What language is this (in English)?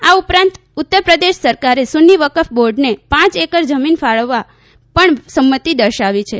Gujarati